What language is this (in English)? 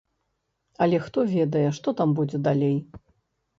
Belarusian